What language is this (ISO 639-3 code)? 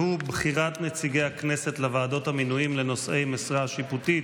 heb